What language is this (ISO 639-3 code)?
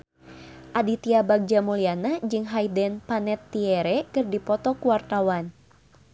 sun